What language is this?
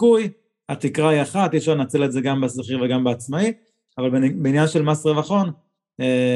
Hebrew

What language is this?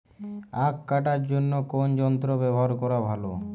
Bangla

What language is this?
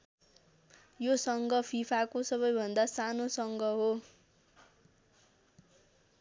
Nepali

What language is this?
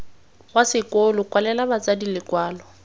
Tswana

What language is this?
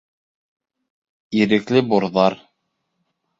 Bashkir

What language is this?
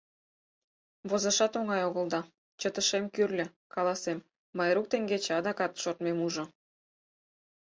Mari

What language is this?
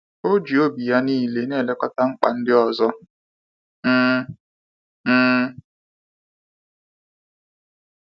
Igbo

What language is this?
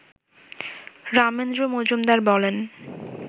Bangla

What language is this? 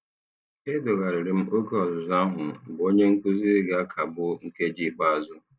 Igbo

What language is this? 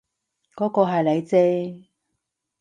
Cantonese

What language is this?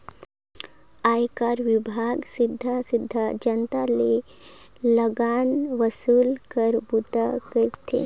Chhattisgarhi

